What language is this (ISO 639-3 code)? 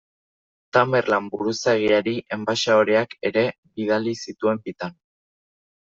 eus